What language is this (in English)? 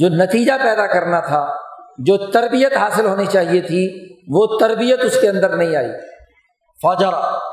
Urdu